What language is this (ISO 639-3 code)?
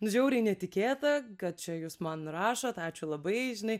lit